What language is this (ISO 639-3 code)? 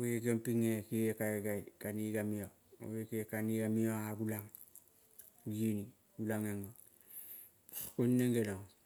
kol